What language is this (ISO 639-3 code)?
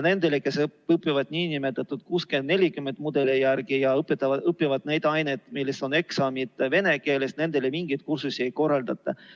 est